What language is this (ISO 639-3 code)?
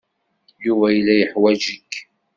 kab